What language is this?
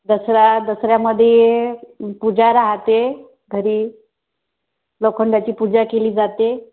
Marathi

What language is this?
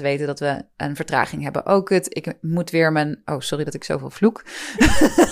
Dutch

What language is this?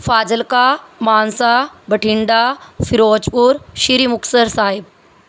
Punjabi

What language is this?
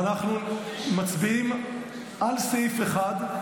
Hebrew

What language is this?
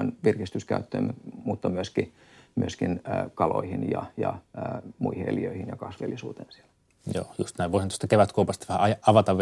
Finnish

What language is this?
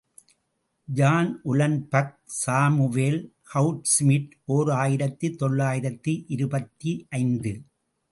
Tamil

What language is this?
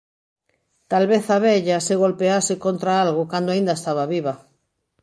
Galician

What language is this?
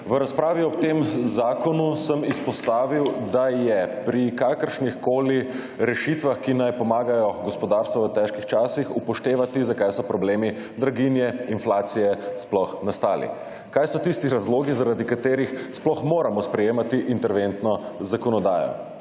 Slovenian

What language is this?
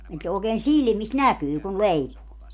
Finnish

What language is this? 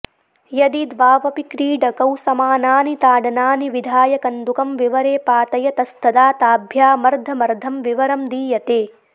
Sanskrit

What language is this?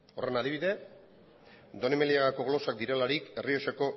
Basque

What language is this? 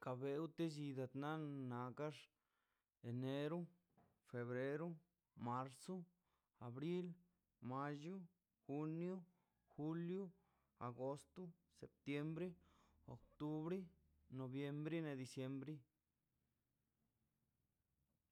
Mazaltepec Zapotec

